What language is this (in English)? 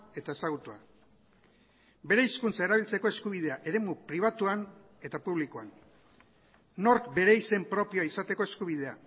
Basque